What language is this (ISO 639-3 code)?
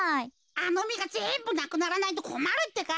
jpn